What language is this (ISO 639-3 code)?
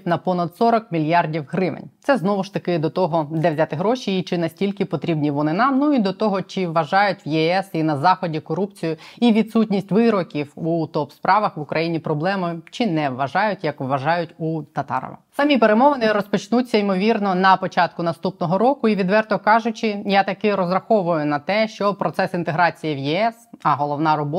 ukr